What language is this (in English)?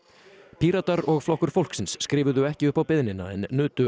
Icelandic